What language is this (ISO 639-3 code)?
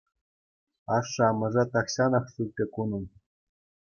chv